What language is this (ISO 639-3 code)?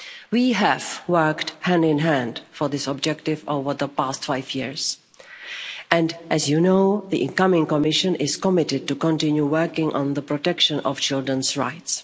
eng